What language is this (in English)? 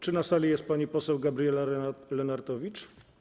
Polish